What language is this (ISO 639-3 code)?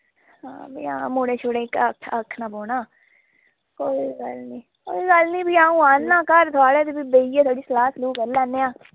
doi